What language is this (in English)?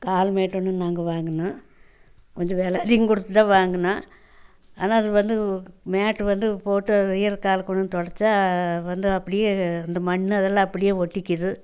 Tamil